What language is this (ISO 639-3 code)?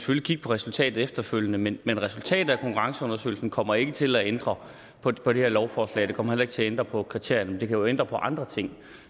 dan